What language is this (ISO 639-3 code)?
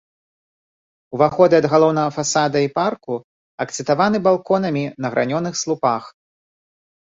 bel